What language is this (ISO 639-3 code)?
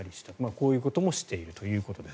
jpn